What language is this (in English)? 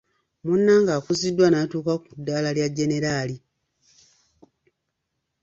Ganda